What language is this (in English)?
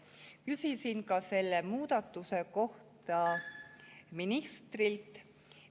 Estonian